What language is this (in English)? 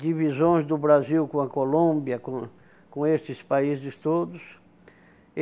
Portuguese